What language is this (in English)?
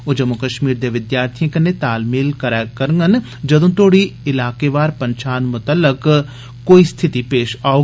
Dogri